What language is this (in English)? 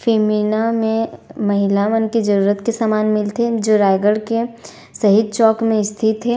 Chhattisgarhi